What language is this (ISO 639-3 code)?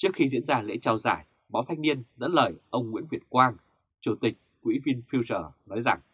vie